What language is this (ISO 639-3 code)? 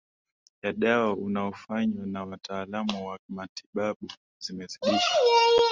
swa